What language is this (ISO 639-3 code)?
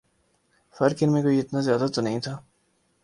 urd